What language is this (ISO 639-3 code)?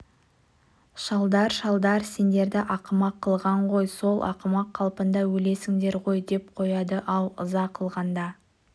kaz